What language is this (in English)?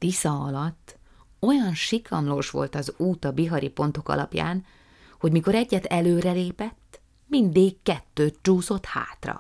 Hungarian